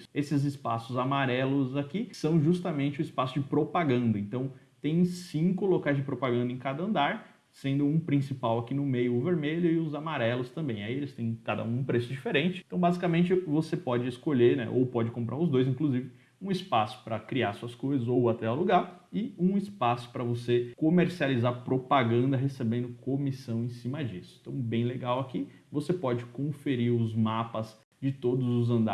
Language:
Portuguese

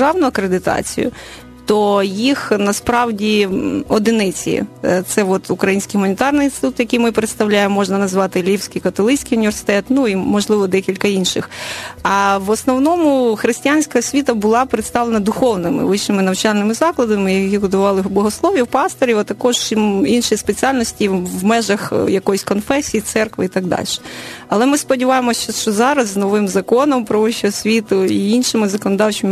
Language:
Ukrainian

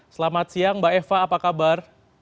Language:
Indonesian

